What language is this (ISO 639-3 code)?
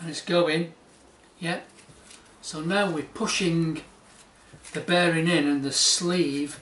eng